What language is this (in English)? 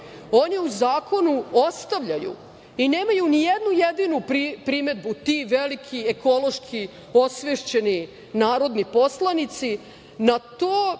Serbian